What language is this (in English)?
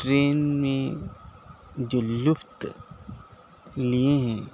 Urdu